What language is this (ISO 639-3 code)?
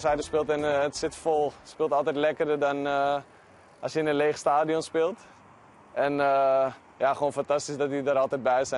nld